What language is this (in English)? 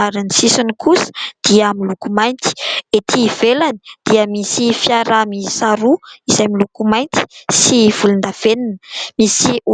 Malagasy